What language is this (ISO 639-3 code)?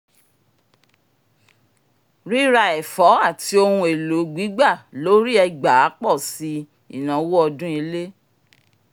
yor